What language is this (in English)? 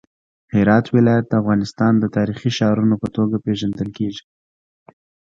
Pashto